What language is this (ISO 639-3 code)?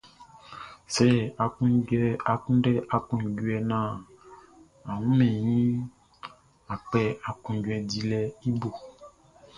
bci